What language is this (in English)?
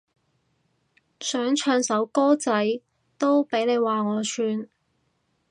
Cantonese